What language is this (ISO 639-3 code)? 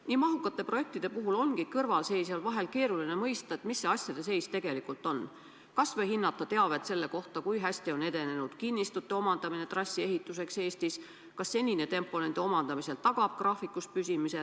est